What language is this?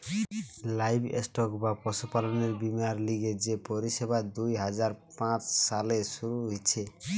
Bangla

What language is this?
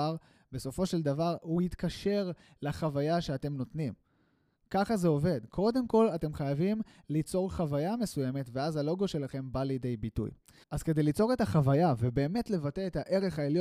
Hebrew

